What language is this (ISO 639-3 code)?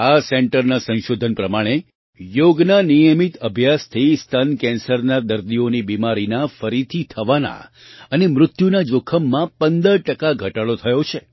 guj